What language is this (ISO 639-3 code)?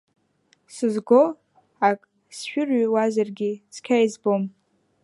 abk